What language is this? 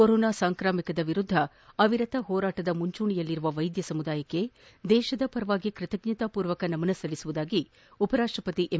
Kannada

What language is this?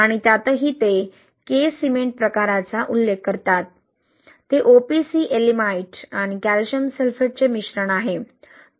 Marathi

